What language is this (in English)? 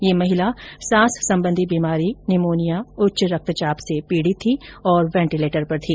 Hindi